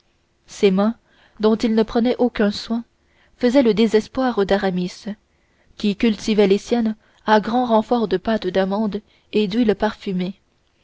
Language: French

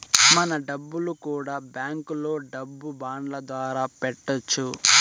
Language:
Telugu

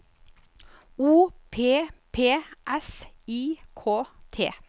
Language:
Norwegian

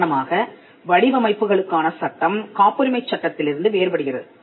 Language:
Tamil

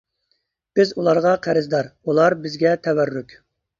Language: Uyghur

